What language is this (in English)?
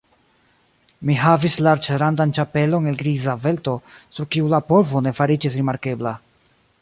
Esperanto